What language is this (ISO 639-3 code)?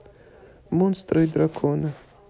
rus